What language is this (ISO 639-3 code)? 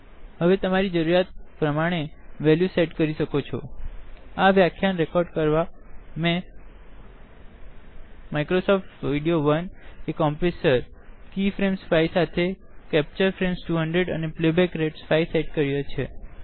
guj